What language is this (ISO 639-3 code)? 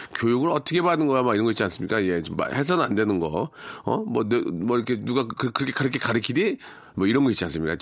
kor